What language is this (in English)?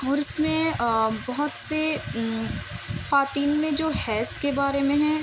Urdu